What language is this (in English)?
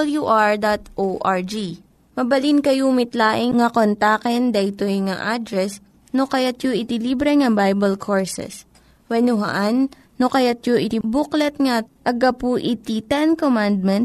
Filipino